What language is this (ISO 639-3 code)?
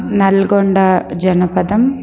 san